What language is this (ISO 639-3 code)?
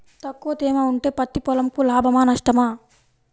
tel